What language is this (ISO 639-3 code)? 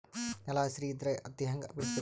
kan